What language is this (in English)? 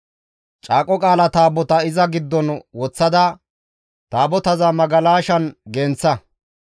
Gamo